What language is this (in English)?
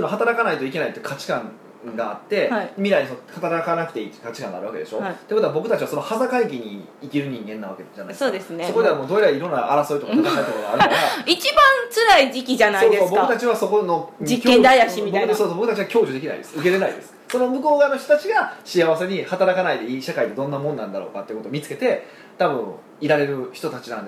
Japanese